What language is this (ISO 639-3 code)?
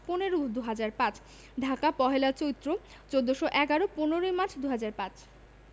ben